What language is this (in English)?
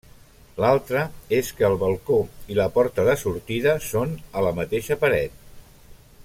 Catalan